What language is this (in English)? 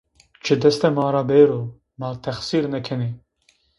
Zaza